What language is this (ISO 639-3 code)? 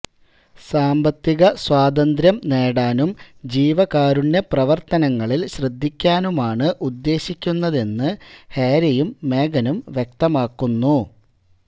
mal